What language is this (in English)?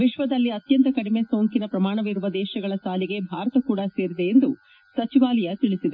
Kannada